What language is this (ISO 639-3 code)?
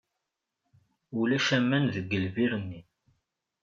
kab